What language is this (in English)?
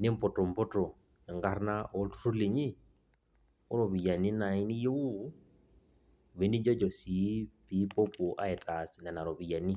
Masai